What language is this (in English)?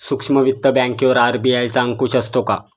Marathi